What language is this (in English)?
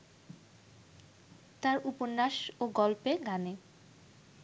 Bangla